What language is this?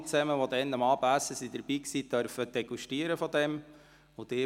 Swiss German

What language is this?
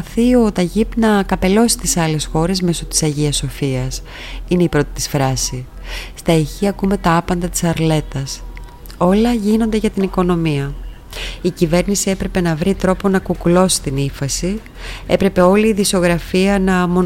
Greek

